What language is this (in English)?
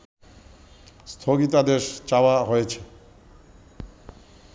Bangla